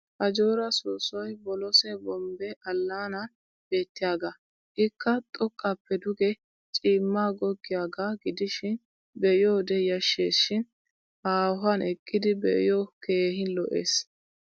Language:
Wolaytta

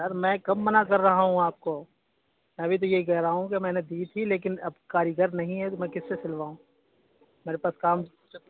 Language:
Urdu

